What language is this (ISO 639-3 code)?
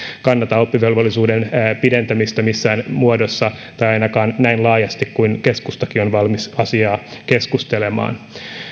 fin